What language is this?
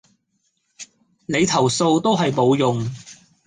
Cantonese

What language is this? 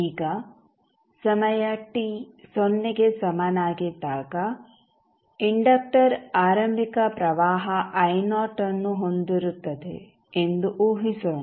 Kannada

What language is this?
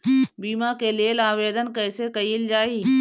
Bhojpuri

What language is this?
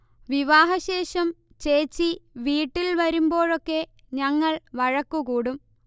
Malayalam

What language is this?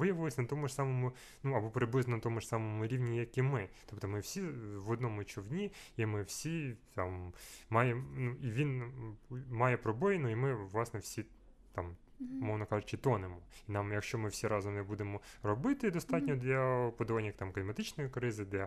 Ukrainian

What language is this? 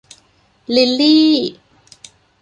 Thai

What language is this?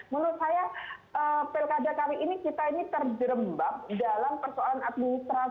Indonesian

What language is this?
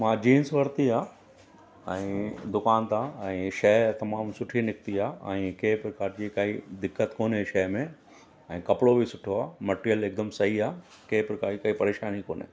Sindhi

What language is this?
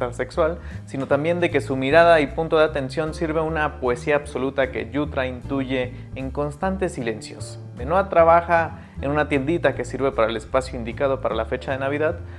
Spanish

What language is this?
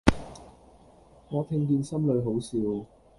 Cantonese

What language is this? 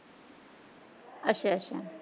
Punjabi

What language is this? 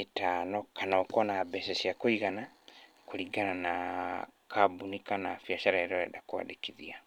Kikuyu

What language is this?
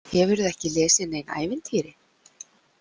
Icelandic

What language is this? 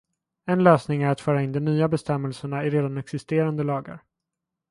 Swedish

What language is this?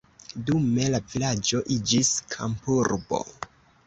Esperanto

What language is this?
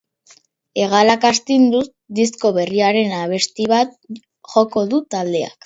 Basque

